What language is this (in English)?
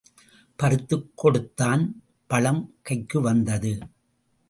Tamil